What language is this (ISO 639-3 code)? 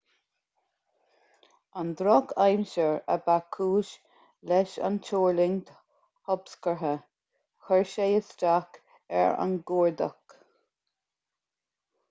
gle